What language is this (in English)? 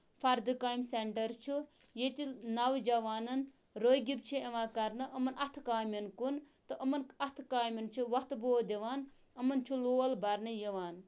Kashmiri